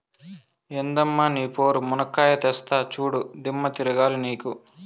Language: Telugu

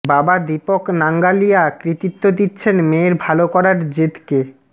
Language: Bangla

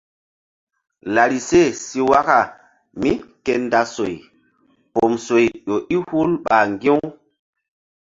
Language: Mbum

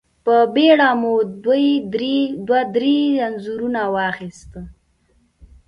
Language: Pashto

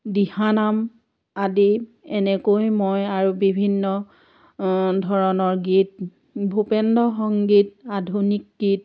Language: Assamese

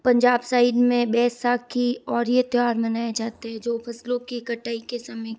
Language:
Hindi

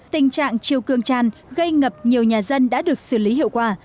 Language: Vietnamese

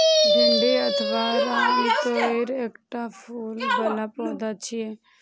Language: Maithili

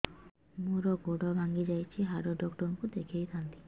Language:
Odia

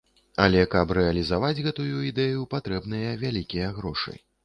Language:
Belarusian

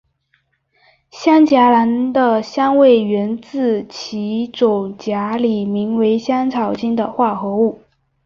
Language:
Chinese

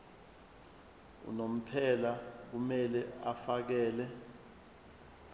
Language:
Zulu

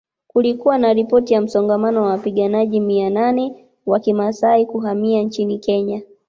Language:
Swahili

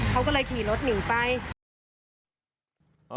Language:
Thai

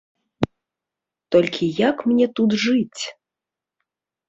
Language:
Belarusian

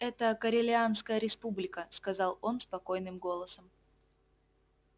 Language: Russian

